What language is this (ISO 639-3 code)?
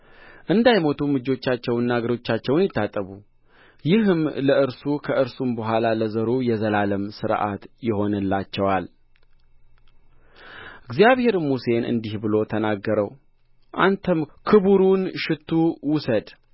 amh